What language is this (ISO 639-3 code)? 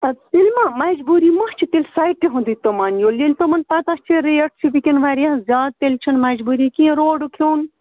kas